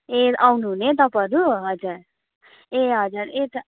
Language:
Nepali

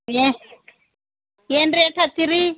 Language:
Kannada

